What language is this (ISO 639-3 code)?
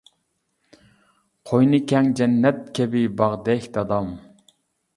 uig